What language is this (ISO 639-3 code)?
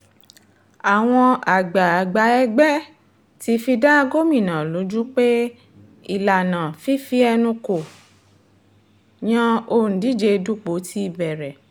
yor